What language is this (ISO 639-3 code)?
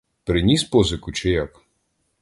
ukr